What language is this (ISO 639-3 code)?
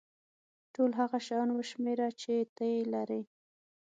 pus